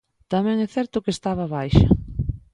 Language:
Galician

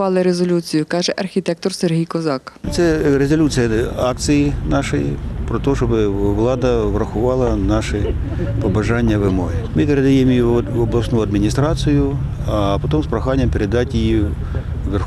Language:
Ukrainian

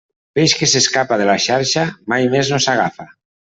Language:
Catalan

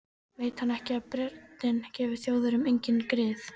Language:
Icelandic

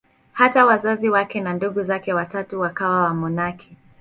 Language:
Swahili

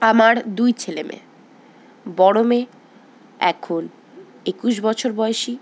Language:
Bangla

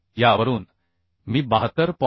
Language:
Marathi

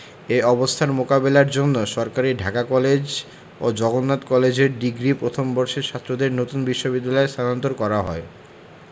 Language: Bangla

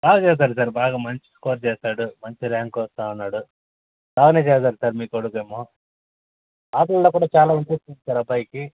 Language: Telugu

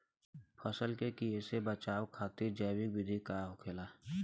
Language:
Bhojpuri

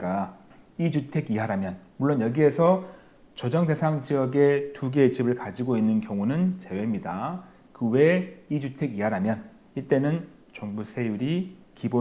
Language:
Korean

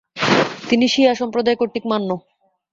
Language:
Bangla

